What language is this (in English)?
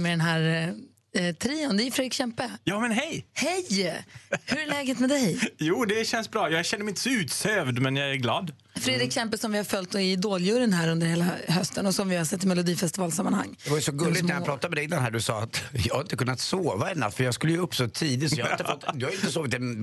Swedish